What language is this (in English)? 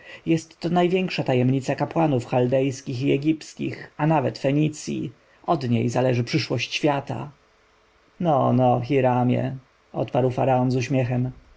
Polish